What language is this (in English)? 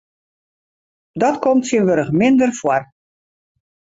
Western Frisian